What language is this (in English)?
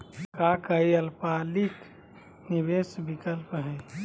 Magahi